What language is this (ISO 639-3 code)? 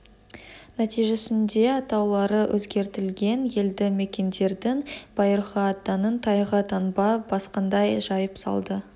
kaz